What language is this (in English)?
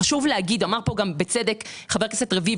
Hebrew